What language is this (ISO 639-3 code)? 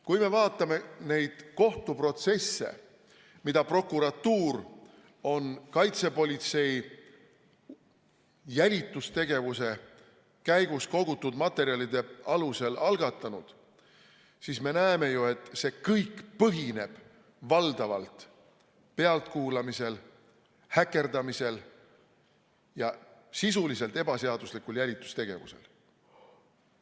est